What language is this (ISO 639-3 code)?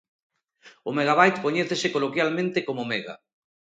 glg